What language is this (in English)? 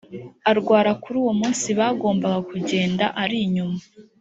Kinyarwanda